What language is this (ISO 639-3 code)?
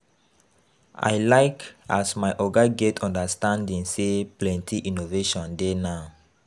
pcm